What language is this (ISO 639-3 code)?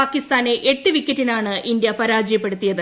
mal